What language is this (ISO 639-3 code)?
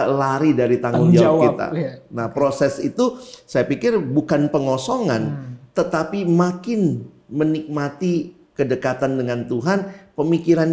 ind